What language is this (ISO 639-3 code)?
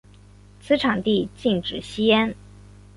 zho